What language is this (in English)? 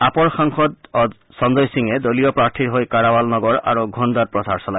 Assamese